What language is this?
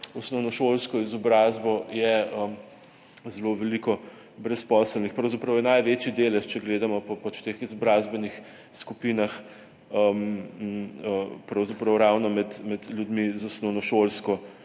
Slovenian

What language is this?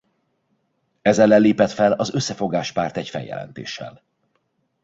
Hungarian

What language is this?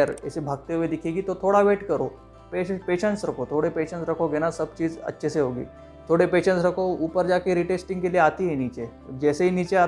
Hindi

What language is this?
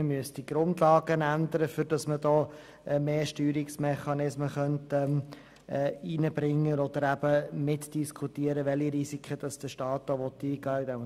Swiss German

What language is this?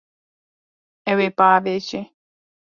Kurdish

